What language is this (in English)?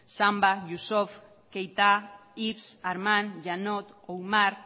Basque